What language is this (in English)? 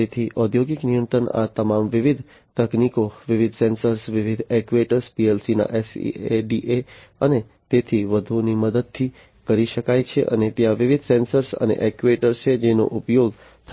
Gujarati